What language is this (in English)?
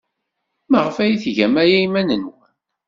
Kabyle